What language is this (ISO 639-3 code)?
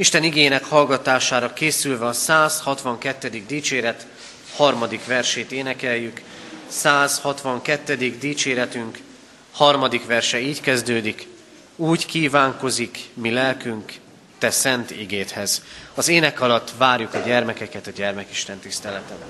hun